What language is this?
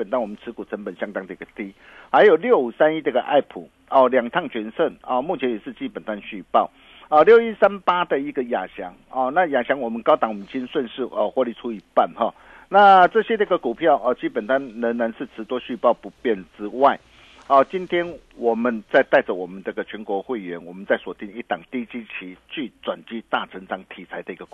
Chinese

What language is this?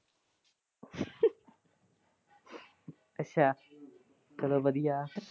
Punjabi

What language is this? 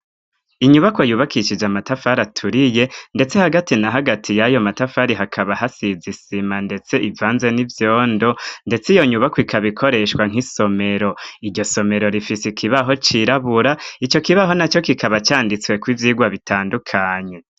Rundi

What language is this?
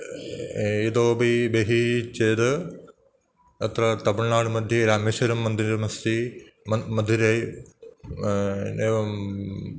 Sanskrit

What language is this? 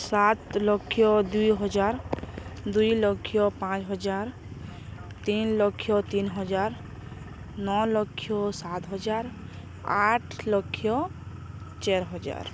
Odia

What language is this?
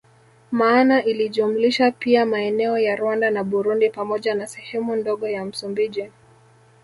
Swahili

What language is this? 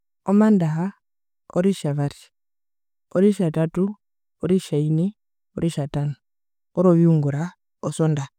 Herero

